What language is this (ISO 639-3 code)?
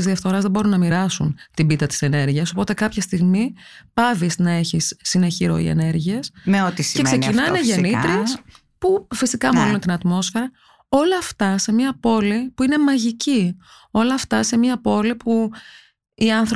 ell